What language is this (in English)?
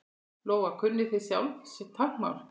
Icelandic